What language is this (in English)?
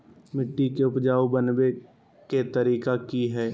Magahi